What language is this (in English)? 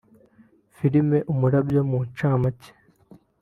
Kinyarwanda